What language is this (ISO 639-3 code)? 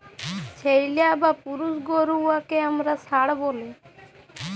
ben